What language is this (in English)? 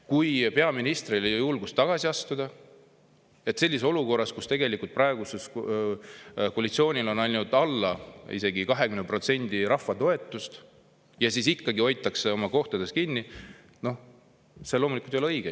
Estonian